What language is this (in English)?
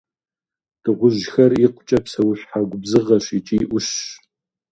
Kabardian